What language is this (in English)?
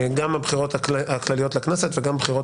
Hebrew